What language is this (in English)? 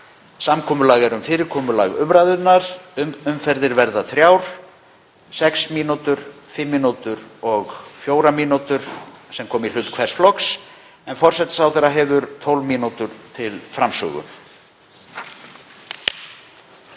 Icelandic